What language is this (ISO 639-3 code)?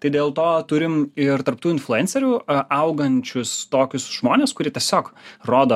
lit